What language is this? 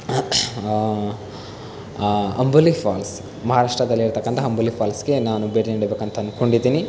Kannada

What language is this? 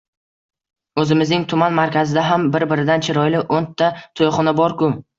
Uzbek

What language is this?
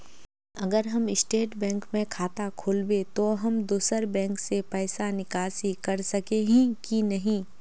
Magahi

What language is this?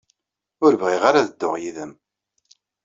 Kabyle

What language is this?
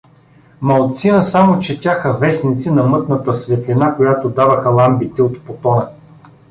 Bulgarian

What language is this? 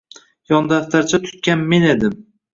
Uzbek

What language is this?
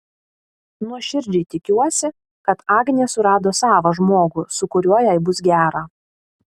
Lithuanian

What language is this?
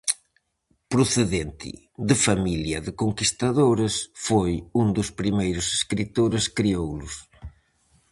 Galician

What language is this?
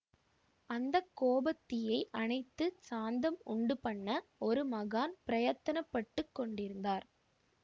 Tamil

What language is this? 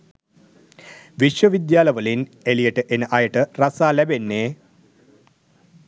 Sinhala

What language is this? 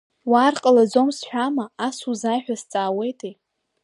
Abkhazian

